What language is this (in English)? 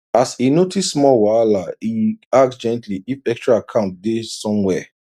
Nigerian Pidgin